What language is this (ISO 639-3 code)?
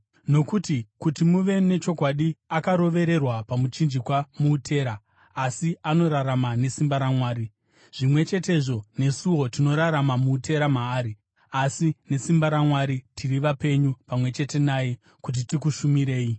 sna